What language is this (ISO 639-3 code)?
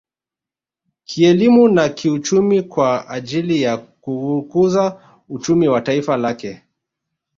swa